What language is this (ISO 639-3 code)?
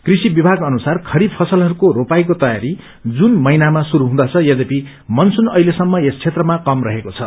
nep